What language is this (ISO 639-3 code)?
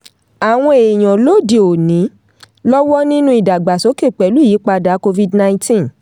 yor